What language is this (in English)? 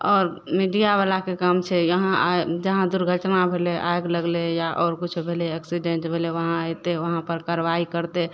Maithili